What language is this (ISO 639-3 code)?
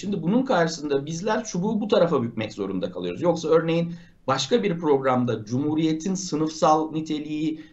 tur